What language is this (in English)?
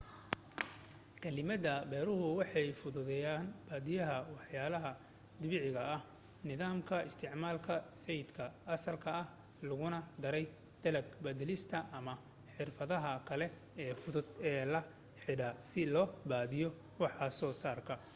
Somali